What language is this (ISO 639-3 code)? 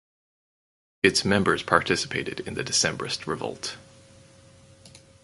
eng